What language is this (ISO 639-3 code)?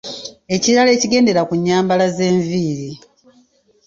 lug